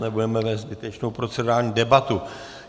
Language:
Czech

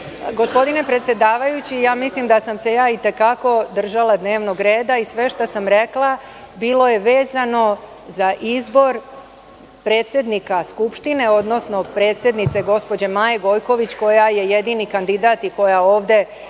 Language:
Serbian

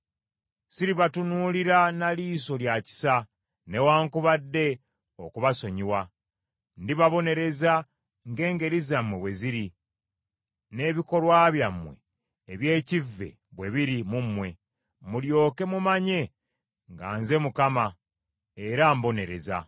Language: Ganda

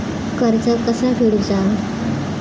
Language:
Marathi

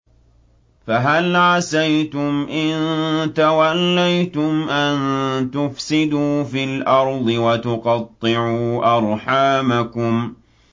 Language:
Arabic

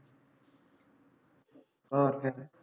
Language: Punjabi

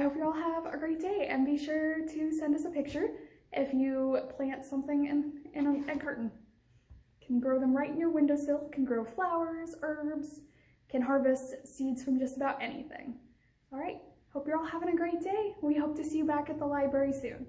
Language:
English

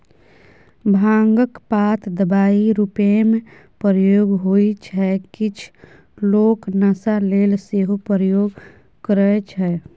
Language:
Maithili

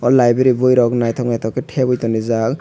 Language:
Kok Borok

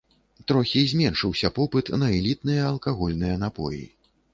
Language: Belarusian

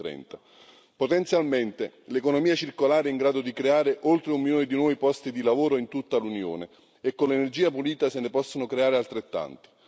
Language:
Italian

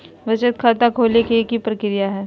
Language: Magahi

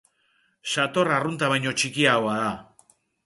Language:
Basque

